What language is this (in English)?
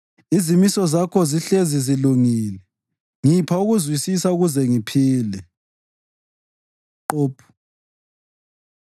North Ndebele